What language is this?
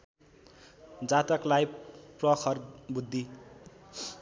Nepali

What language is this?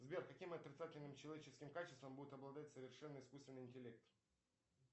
Russian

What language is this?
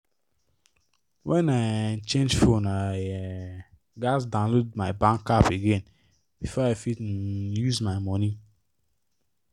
Nigerian Pidgin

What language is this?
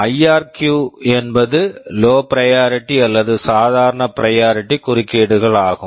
Tamil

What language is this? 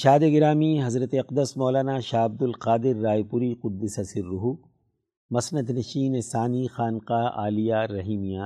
Urdu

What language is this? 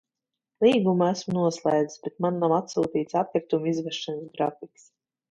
Latvian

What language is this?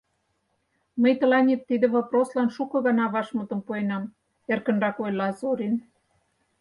Mari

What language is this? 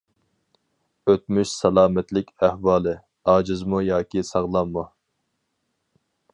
Uyghur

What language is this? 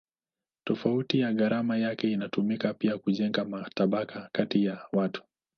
Swahili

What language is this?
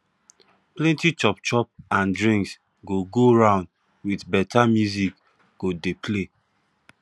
Nigerian Pidgin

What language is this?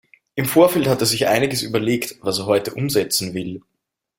German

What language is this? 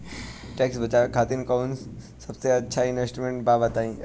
Bhojpuri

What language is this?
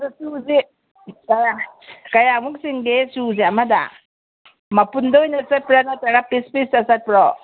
Manipuri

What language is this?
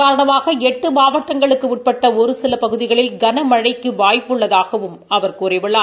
Tamil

